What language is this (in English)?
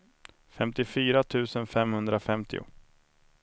Swedish